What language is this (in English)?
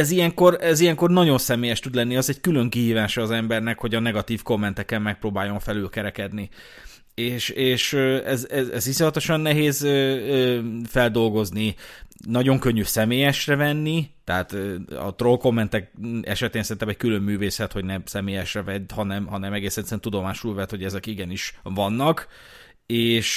Hungarian